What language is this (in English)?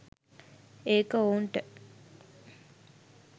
Sinhala